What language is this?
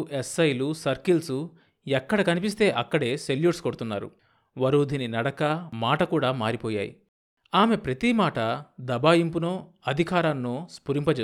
Telugu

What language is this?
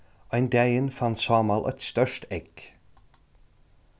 Faroese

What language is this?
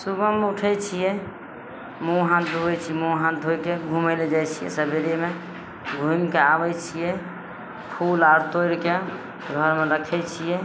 Maithili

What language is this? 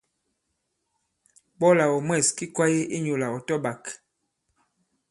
Bankon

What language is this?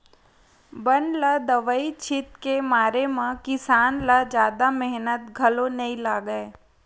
Chhattisgarhi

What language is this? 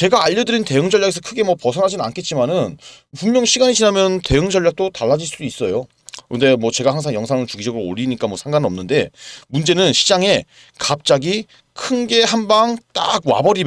Korean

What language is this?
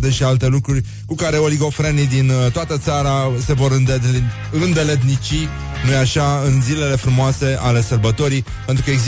Romanian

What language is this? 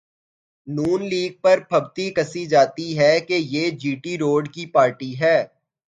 Urdu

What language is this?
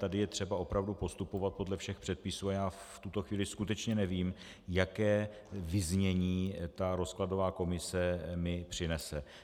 Czech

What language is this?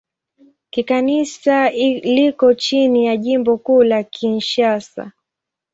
Swahili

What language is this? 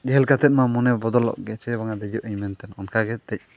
Santali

